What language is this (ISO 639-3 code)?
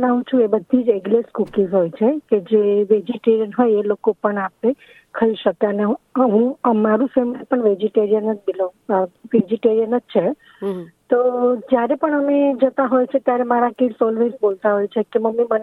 guj